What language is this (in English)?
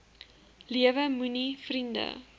Afrikaans